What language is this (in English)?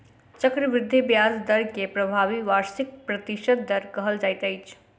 Maithili